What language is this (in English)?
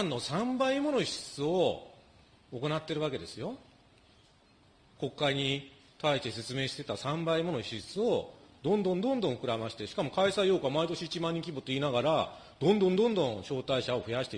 Japanese